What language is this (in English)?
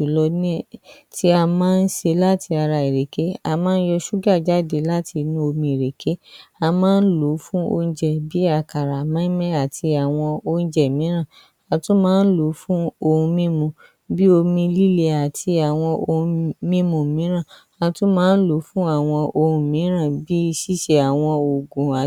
Yoruba